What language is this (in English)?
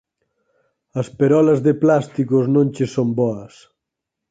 Galician